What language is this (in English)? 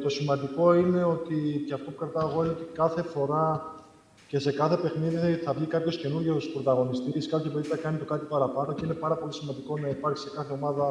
Greek